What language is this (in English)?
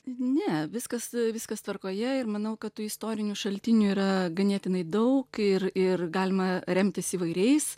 Lithuanian